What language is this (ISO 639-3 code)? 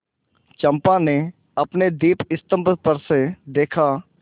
hin